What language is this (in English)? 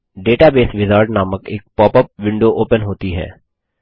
Hindi